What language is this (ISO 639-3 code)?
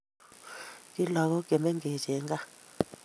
kln